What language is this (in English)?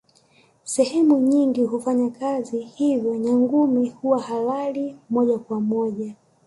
Swahili